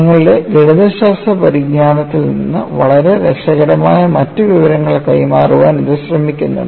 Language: Malayalam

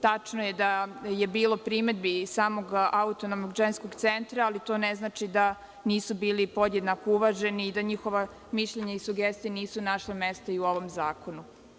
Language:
Serbian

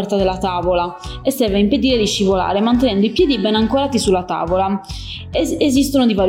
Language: Italian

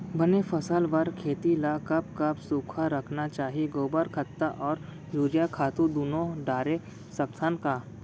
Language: Chhattisgarhi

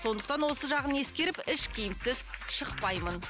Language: Kazakh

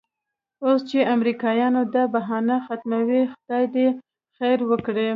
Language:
Pashto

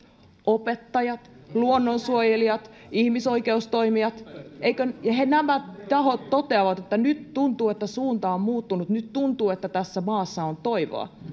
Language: Finnish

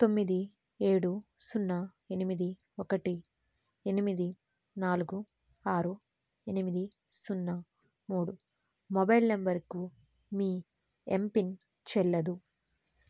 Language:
Telugu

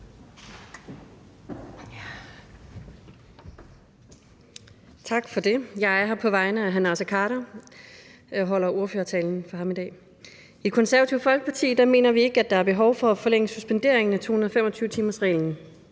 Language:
Danish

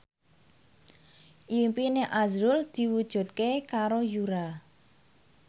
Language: Javanese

